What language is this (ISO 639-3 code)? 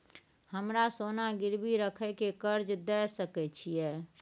mai